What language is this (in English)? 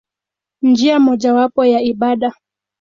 Swahili